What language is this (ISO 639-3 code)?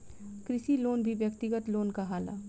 bho